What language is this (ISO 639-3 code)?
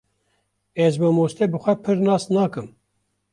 kur